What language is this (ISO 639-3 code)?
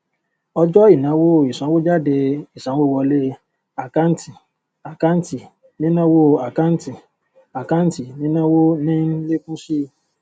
yor